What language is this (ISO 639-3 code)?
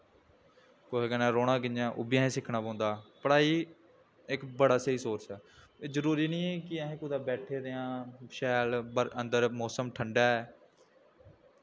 doi